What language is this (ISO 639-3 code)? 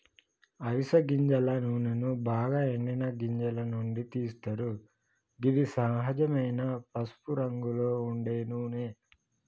tel